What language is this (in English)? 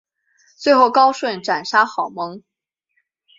Chinese